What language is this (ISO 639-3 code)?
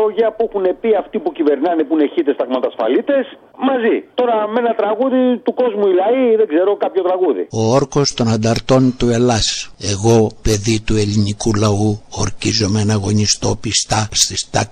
ell